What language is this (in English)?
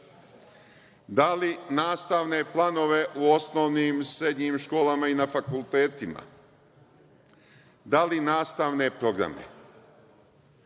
Serbian